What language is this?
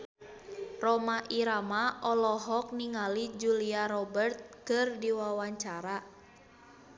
Sundanese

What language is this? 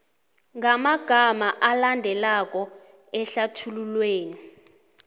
South Ndebele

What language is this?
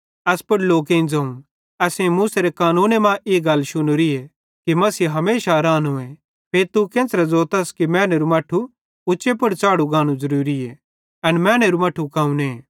Bhadrawahi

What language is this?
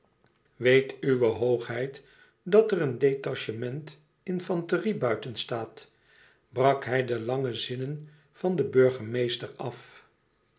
Dutch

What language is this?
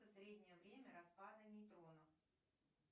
Russian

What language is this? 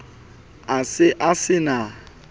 Southern Sotho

